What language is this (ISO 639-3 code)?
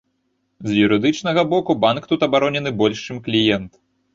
bel